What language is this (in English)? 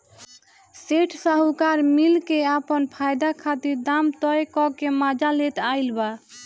Bhojpuri